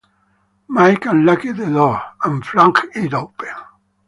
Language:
English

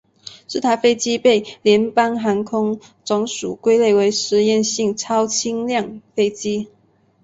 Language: Chinese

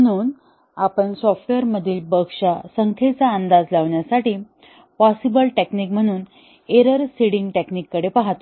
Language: Marathi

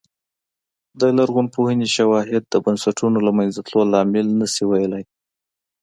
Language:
Pashto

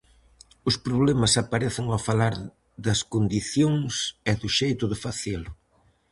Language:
Galician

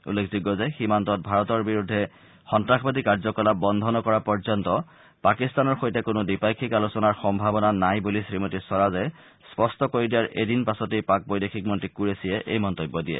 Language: Assamese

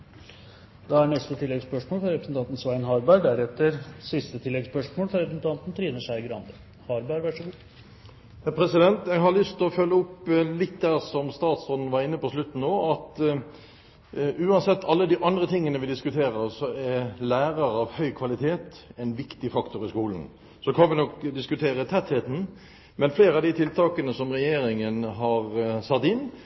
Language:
Norwegian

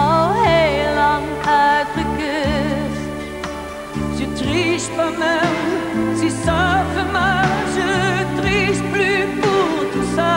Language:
Dutch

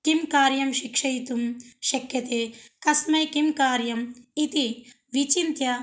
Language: Sanskrit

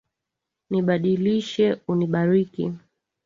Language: Swahili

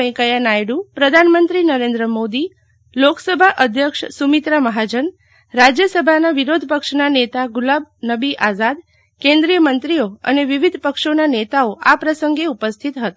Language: Gujarati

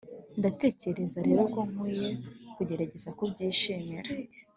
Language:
Kinyarwanda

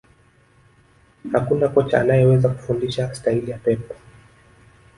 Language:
Swahili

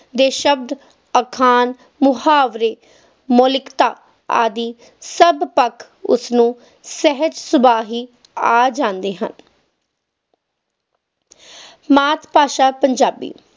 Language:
Punjabi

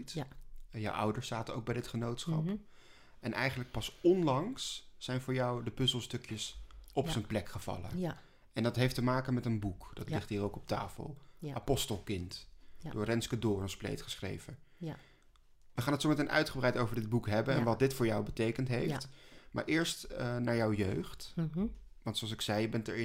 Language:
Dutch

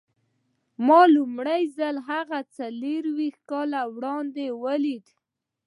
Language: Pashto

